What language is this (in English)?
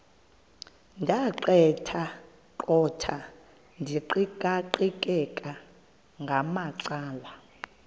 Xhosa